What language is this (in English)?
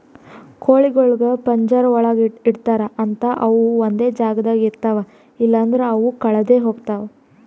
Kannada